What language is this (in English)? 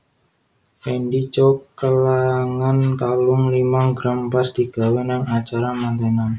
Javanese